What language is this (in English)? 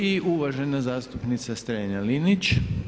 Croatian